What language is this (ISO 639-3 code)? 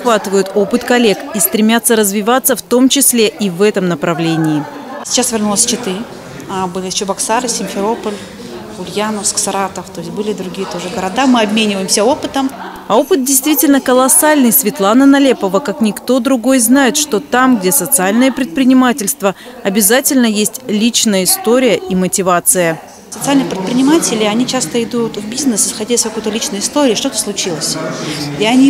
rus